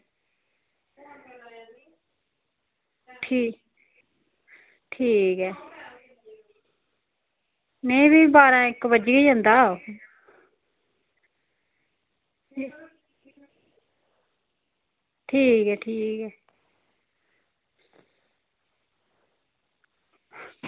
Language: Dogri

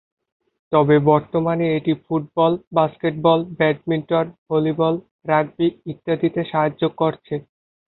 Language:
Bangla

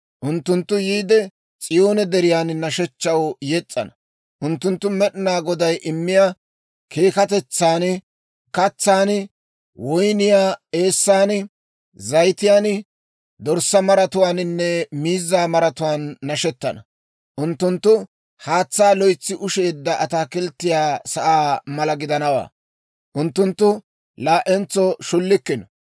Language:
Dawro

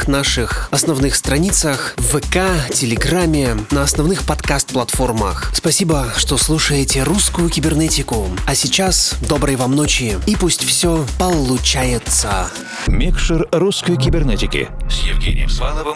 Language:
Russian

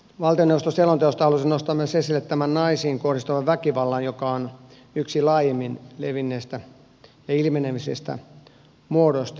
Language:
Finnish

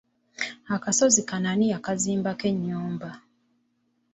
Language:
Ganda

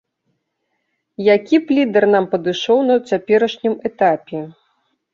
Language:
Belarusian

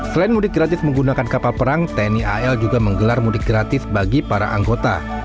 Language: Indonesian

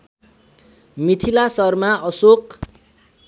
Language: Nepali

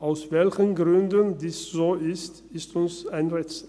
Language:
Swiss German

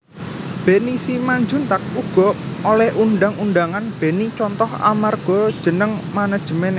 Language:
Javanese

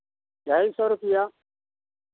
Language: Hindi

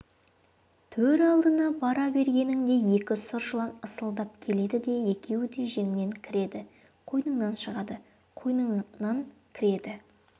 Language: Kazakh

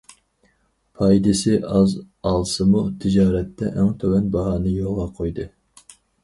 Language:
Uyghur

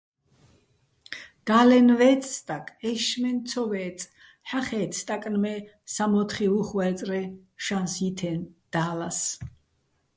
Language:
Bats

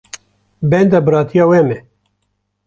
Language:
Kurdish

